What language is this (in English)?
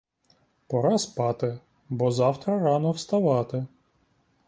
Ukrainian